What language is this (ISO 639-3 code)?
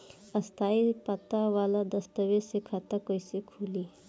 bho